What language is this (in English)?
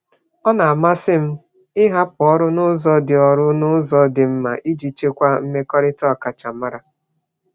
Igbo